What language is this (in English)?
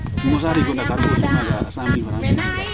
Serer